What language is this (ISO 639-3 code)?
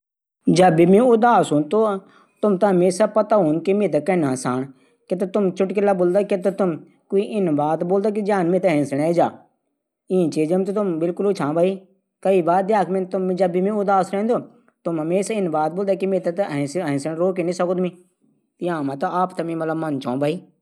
gbm